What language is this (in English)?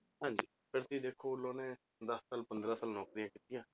Punjabi